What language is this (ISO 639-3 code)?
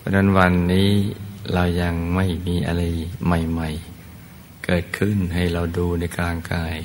tha